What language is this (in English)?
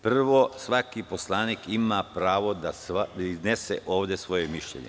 Serbian